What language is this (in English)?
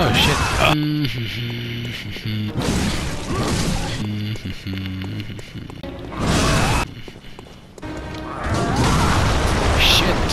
Spanish